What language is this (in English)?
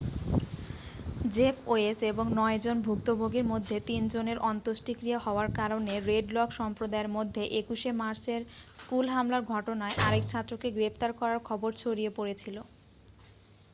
Bangla